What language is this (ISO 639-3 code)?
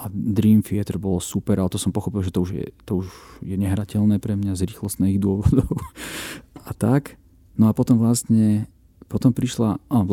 slk